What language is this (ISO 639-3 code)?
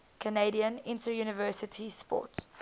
eng